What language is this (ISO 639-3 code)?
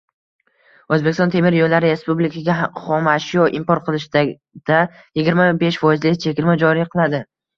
uzb